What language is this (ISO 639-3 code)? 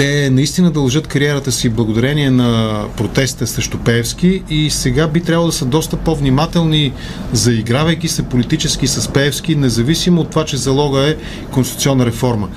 bul